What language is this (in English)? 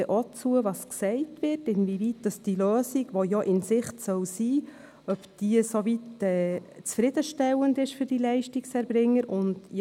Swiss German